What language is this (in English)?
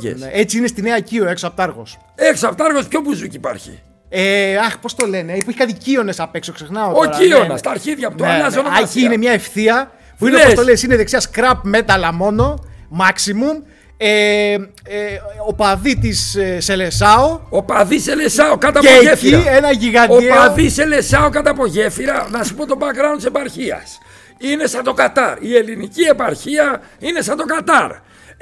Greek